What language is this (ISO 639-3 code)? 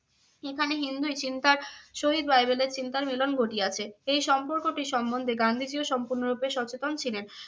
ben